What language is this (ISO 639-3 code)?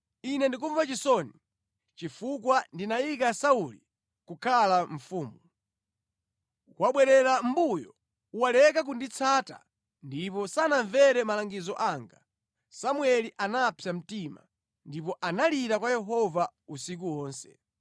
nya